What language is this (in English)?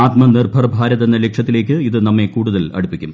Malayalam